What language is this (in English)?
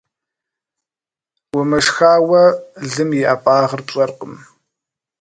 Kabardian